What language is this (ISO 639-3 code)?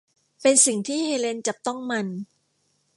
tha